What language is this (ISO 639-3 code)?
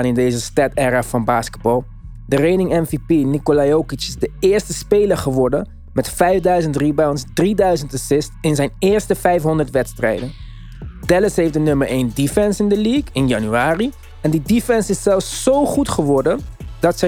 nld